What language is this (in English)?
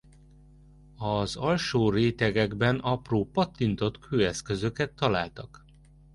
Hungarian